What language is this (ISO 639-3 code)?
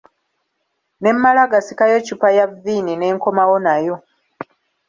lug